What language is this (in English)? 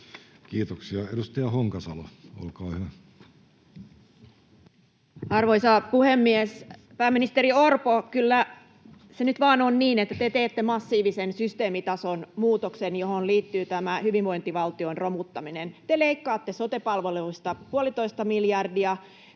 Finnish